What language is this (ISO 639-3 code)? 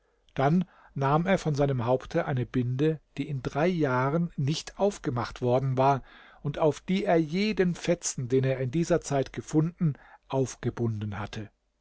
deu